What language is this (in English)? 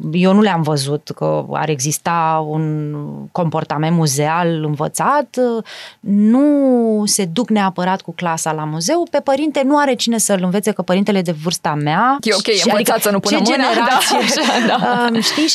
Romanian